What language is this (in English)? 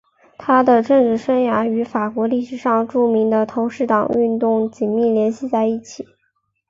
Chinese